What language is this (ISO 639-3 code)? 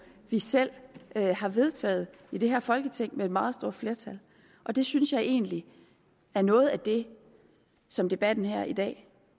dan